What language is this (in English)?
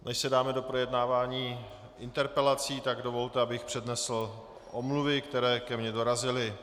Czech